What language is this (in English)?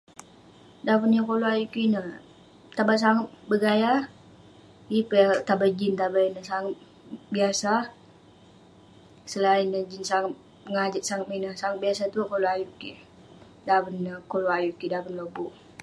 Western Penan